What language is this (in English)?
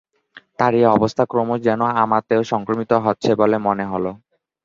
Bangla